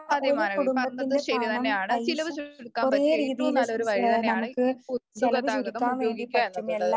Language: Malayalam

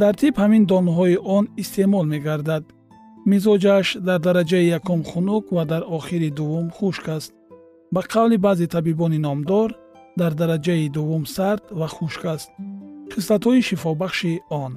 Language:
Persian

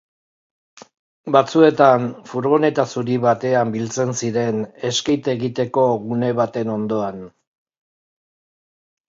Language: Basque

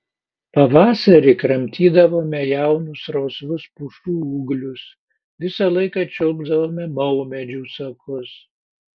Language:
Lithuanian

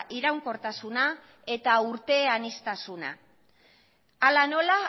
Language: Basque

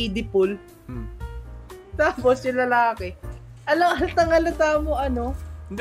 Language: Filipino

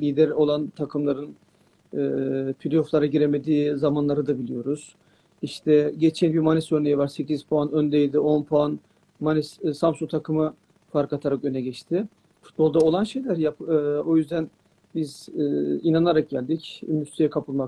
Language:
Turkish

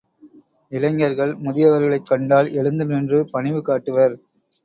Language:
Tamil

